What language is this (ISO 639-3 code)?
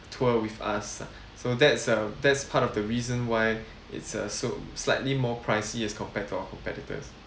eng